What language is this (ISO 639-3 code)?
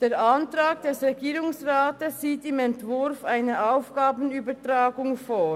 gsw